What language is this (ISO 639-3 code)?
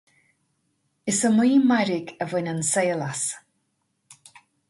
gle